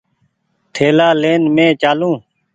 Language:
Goaria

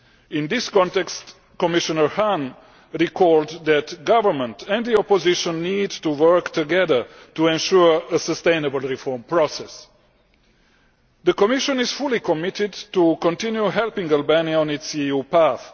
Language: English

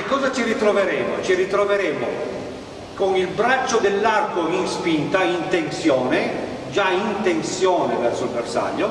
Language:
Italian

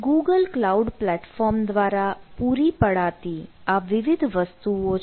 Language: Gujarati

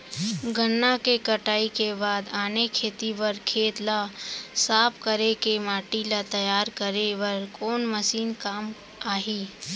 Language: Chhattisgarhi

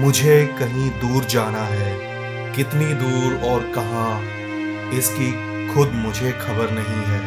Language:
Hindi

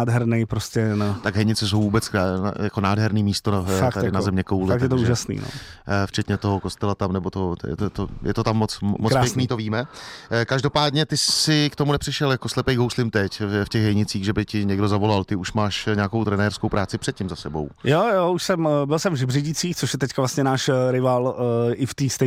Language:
Czech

